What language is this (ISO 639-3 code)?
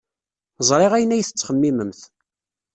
kab